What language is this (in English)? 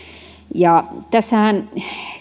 Finnish